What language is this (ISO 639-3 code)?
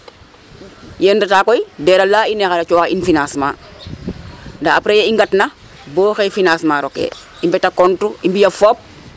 srr